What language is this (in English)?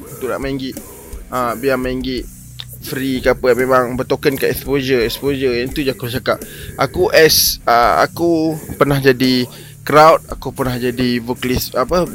Malay